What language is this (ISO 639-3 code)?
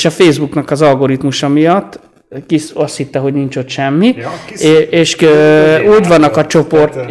hun